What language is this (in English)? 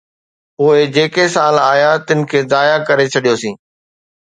Sindhi